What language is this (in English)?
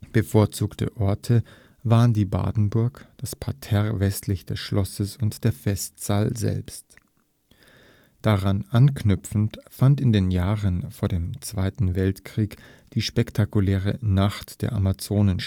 German